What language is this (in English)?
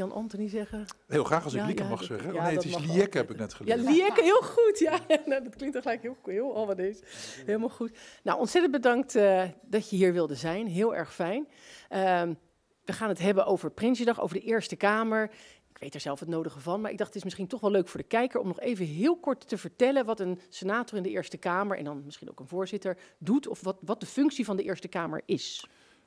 Dutch